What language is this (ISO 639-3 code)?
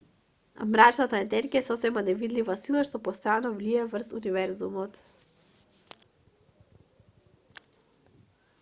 mkd